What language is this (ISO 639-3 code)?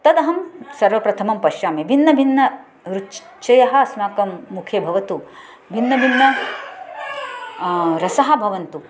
san